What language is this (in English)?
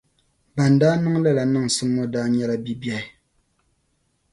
Dagbani